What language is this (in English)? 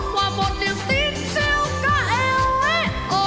Vietnamese